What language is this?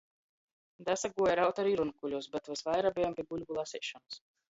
Latgalian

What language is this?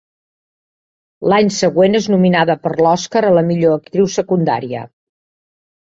Catalan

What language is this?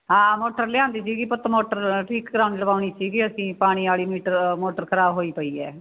Punjabi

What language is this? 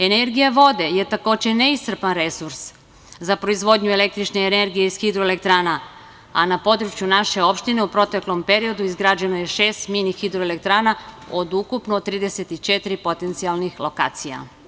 Serbian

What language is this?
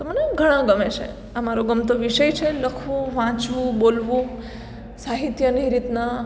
Gujarati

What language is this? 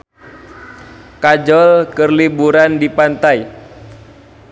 Sundanese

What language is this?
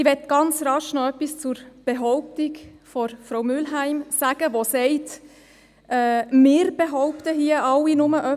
Swiss German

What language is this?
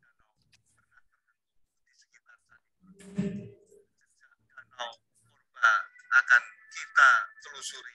Indonesian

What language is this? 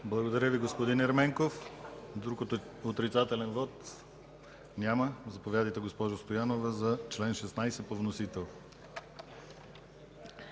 Bulgarian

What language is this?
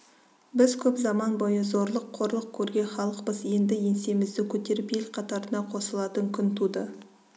Kazakh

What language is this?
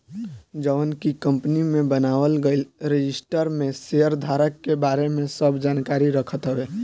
Bhojpuri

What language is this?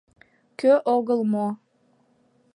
Mari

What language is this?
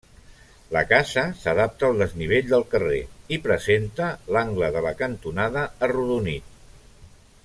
Catalan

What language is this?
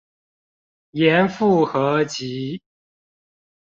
Chinese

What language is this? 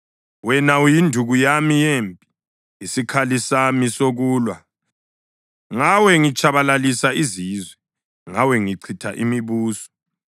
North Ndebele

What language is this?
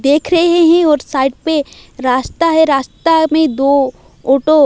Hindi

